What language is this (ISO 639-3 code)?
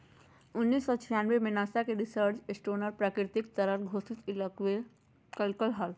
mag